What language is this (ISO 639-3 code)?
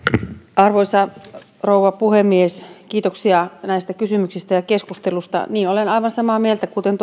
fin